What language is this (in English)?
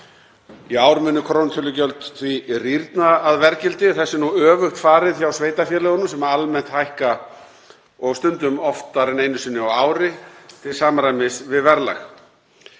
Icelandic